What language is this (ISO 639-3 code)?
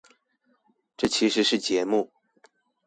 zho